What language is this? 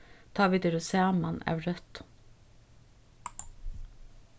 Faroese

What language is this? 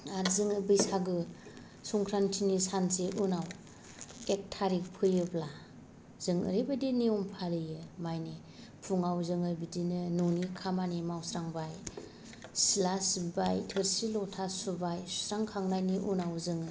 Bodo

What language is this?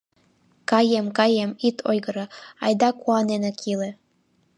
Mari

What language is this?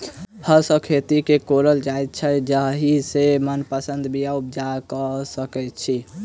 Maithili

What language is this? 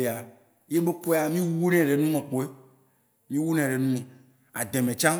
Waci Gbe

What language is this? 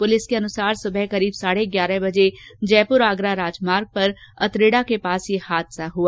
Hindi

